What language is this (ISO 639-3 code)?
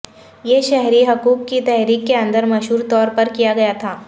urd